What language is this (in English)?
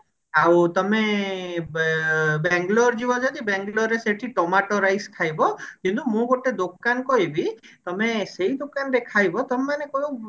Odia